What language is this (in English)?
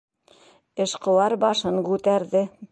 Bashkir